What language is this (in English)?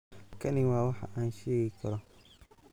Somali